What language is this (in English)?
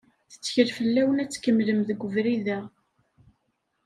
Kabyle